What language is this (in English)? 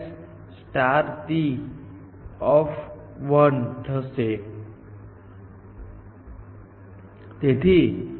Gujarati